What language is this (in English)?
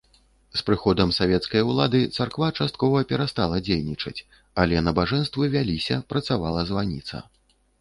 Belarusian